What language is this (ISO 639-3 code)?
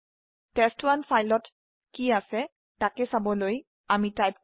asm